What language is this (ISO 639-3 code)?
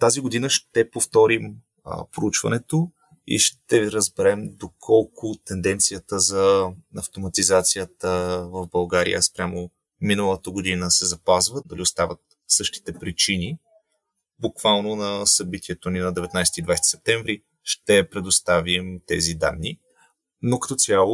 bul